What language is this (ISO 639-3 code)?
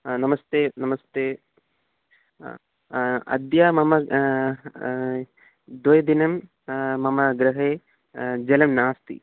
san